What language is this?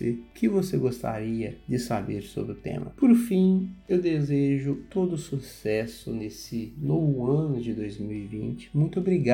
Portuguese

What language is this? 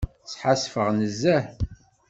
Kabyle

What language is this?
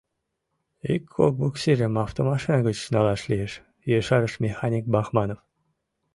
Mari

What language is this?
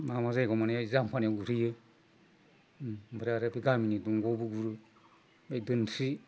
Bodo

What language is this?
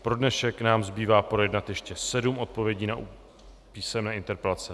Czech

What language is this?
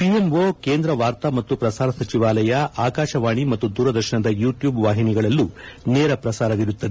Kannada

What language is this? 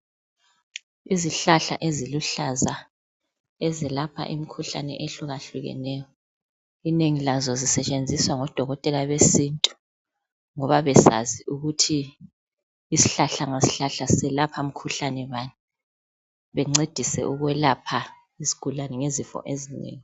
North Ndebele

